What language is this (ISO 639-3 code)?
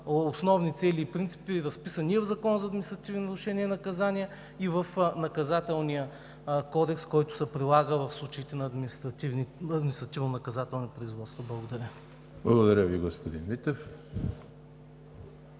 bul